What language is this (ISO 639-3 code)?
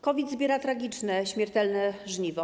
pol